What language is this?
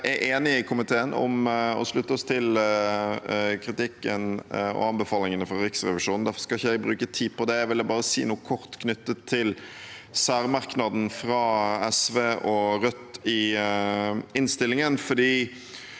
Norwegian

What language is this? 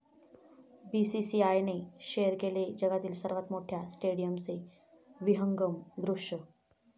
Marathi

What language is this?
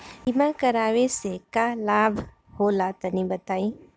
Bhojpuri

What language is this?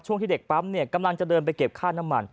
Thai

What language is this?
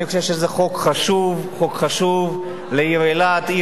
Hebrew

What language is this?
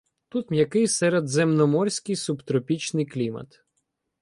Ukrainian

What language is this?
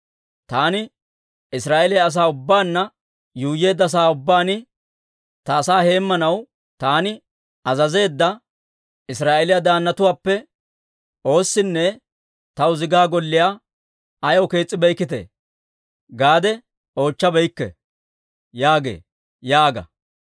Dawro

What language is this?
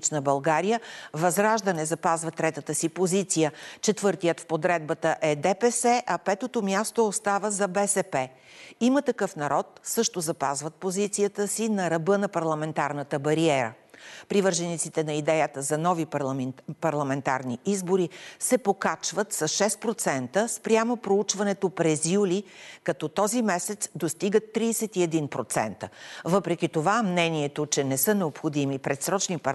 Bulgarian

